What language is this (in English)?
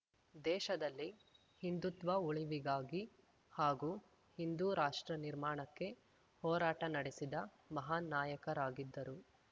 Kannada